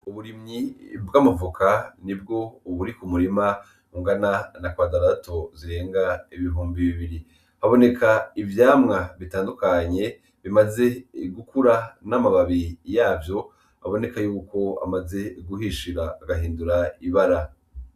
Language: Rundi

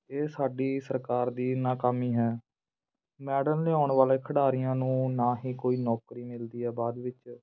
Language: Punjabi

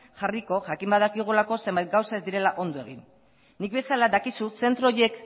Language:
Basque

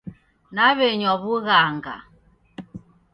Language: Taita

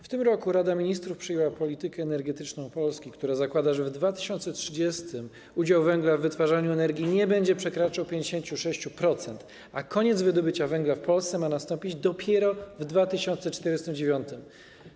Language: Polish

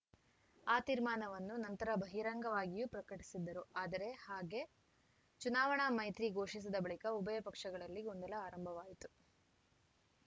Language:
Kannada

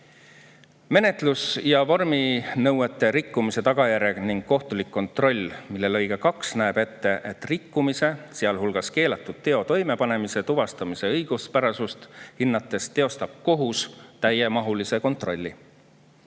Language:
Estonian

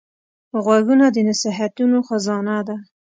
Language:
Pashto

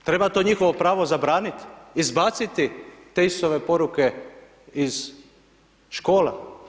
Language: Croatian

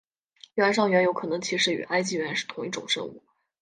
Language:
Chinese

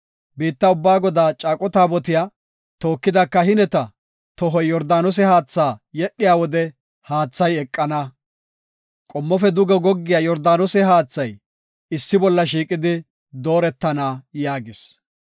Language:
Gofa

